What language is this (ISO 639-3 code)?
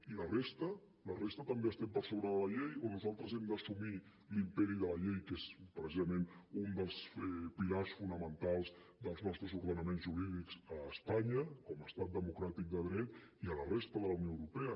cat